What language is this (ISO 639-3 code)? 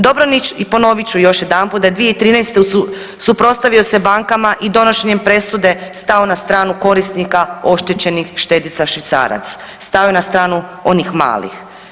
hrv